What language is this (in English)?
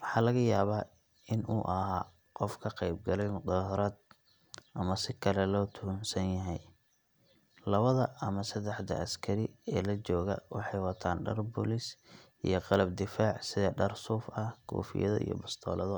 Somali